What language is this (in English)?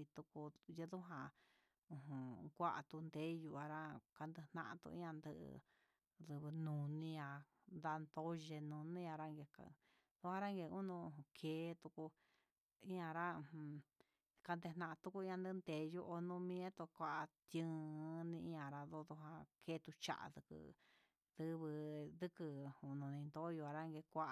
Huitepec Mixtec